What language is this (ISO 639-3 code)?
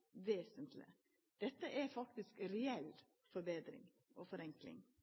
nno